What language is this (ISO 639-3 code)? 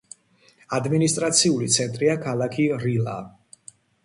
kat